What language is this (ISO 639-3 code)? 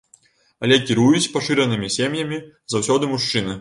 bel